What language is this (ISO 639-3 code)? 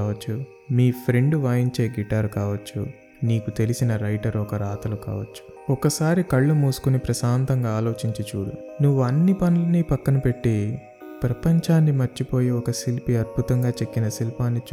tel